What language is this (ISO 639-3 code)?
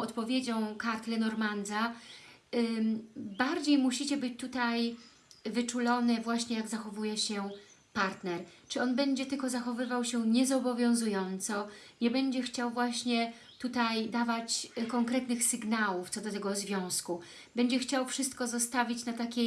pol